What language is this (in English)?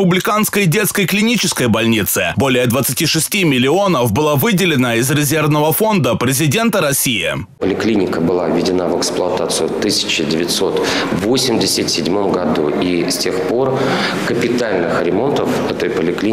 Russian